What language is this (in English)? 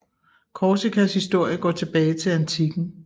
Danish